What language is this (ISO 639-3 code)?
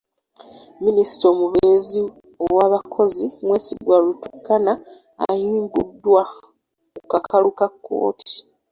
lug